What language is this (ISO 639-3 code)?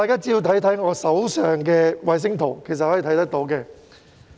yue